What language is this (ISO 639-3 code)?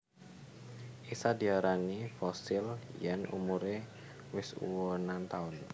jav